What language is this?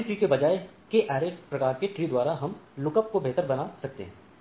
Hindi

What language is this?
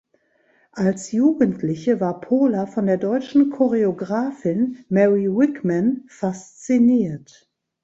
German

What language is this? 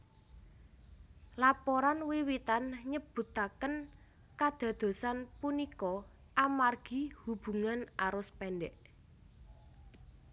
Javanese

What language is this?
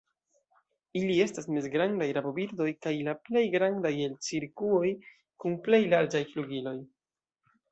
Esperanto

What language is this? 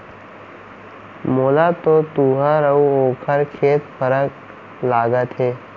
Chhattisgarhi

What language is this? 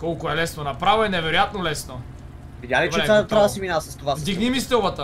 Bulgarian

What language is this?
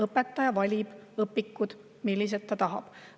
Estonian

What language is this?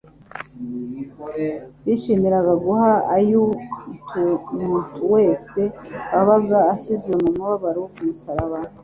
Kinyarwanda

